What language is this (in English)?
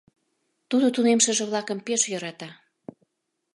Mari